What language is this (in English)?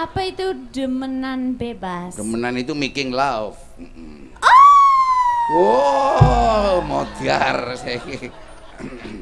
Indonesian